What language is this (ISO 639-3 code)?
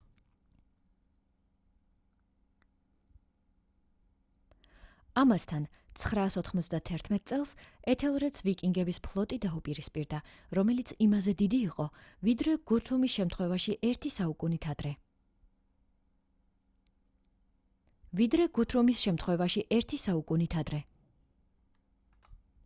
kat